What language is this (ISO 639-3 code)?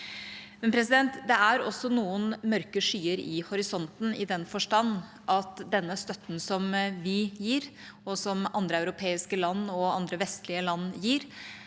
nor